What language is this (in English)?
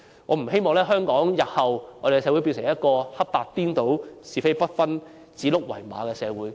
Cantonese